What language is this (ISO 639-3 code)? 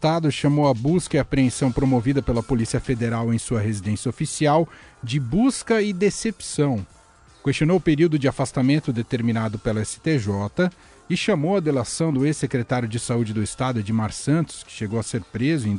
por